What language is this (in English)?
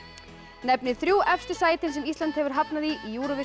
Icelandic